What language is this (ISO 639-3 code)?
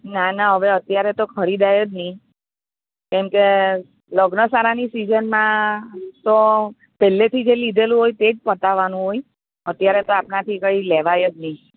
guj